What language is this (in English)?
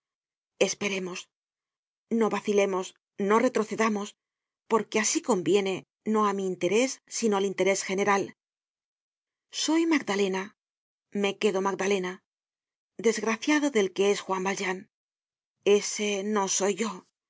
Spanish